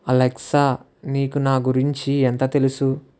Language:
Telugu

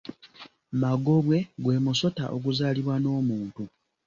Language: Ganda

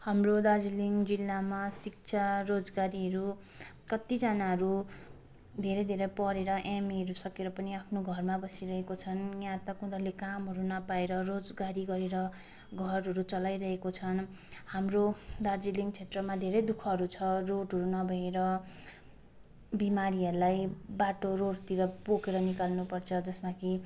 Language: Nepali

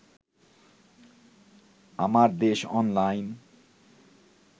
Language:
Bangla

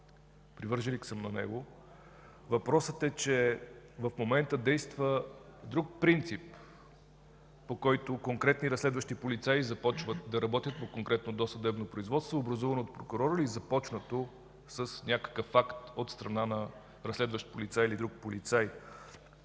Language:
Bulgarian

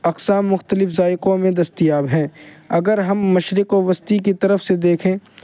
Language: Urdu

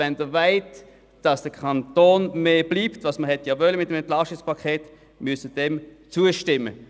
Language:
Swiss German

